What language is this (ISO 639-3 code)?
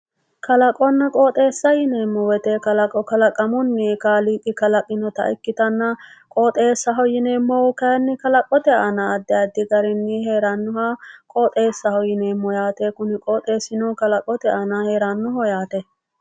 sid